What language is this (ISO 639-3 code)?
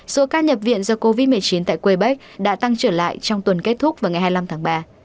vie